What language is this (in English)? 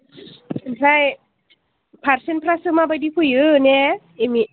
Bodo